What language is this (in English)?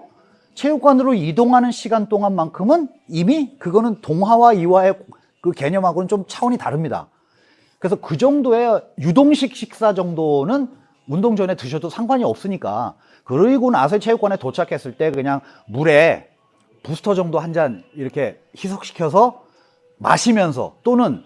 Korean